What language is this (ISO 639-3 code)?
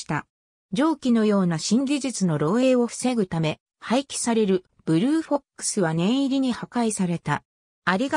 jpn